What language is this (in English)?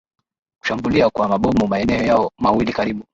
Swahili